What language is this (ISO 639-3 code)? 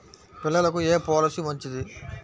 tel